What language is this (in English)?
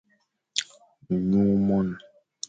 Fang